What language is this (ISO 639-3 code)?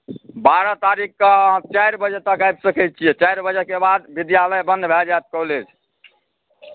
mai